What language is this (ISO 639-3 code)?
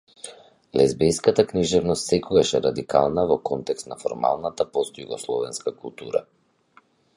mkd